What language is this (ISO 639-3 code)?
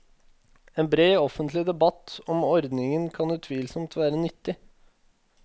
nor